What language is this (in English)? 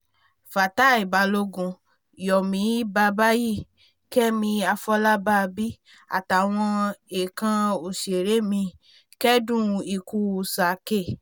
Yoruba